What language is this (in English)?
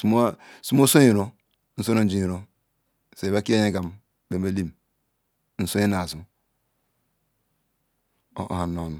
Ikwere